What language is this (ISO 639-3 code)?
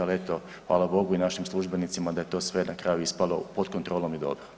hrv